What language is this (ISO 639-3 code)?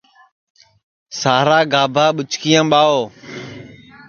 ssi